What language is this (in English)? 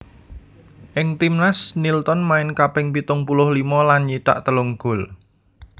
Javanese